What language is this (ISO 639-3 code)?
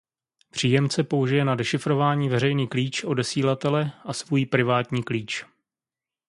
ces